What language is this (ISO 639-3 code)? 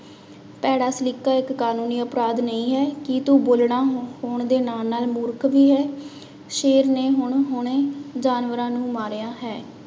pan